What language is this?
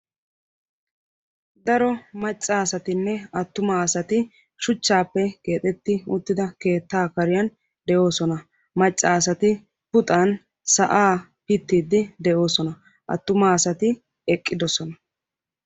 Wolaytta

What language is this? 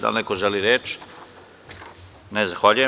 Serbian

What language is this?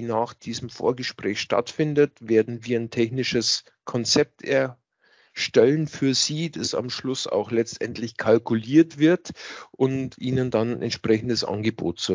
German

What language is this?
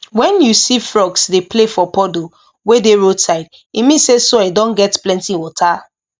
Nigerian Pidgin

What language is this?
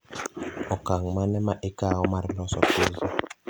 Luo (Kenya and Tanzania)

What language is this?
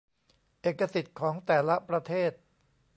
Thai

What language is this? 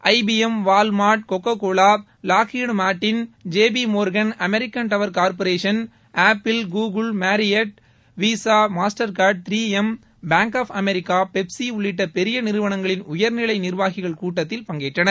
Tamil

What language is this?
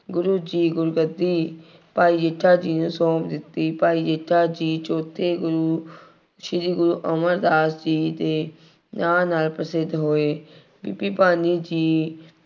Punjabi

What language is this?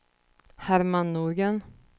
Swedish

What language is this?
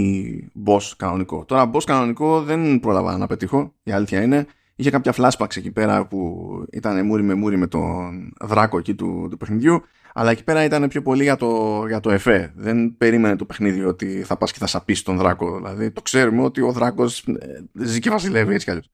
Greek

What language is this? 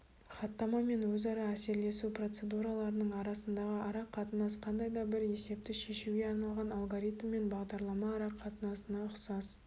Kazakh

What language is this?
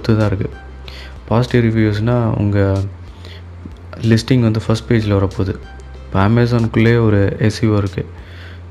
Tamil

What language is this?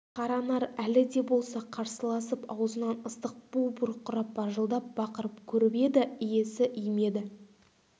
Kazakh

